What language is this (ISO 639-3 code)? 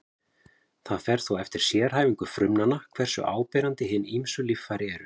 isl